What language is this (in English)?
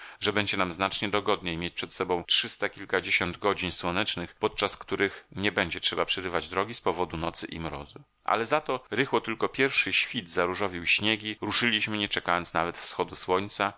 Polish